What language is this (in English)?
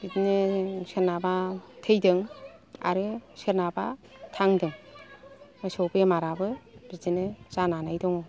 Bodo